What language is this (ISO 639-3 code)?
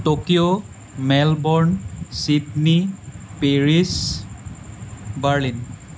asm